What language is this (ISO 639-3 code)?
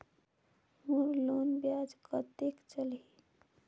hne